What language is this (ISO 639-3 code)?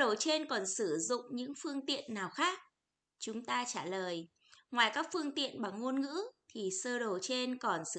vie